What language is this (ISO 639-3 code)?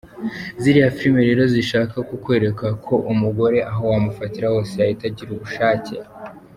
kin